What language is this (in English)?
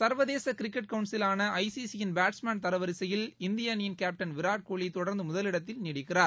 Tamil